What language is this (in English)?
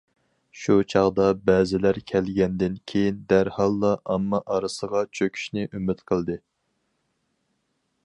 Uyghur